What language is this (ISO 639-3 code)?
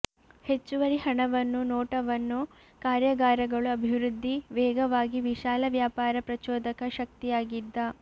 kan